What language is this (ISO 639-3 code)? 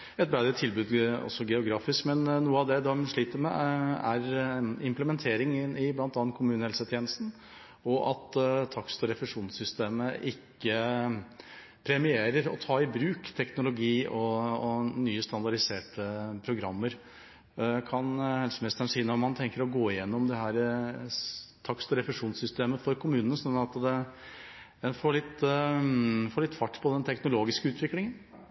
nob